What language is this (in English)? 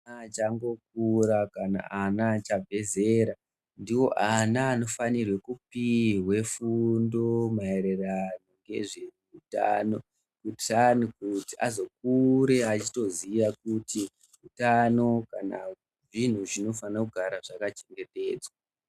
Ndau